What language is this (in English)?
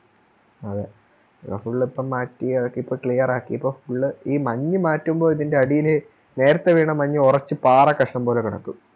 Malayalam